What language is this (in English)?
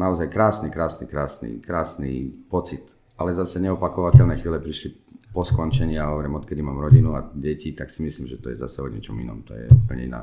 Czech